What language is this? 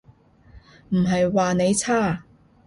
Cantonese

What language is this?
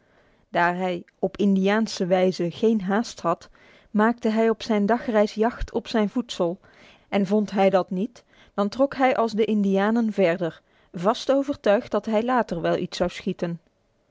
Dutch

